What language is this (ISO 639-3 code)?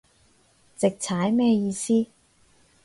yue